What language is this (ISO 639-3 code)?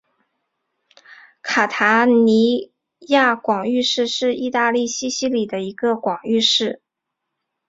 zho